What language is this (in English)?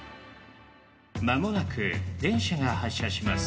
Japanese